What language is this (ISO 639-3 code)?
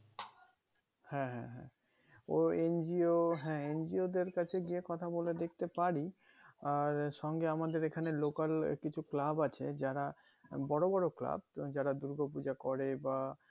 ben